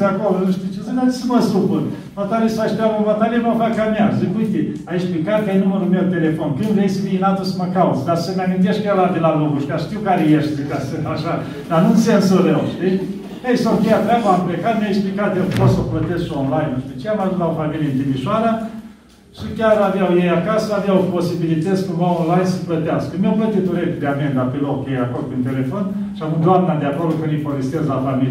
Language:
Romanian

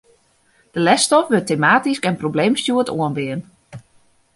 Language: Western Frisian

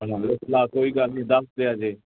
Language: Punjabi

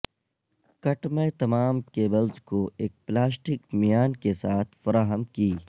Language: Urdu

